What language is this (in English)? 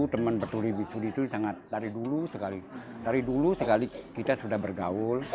Indonesian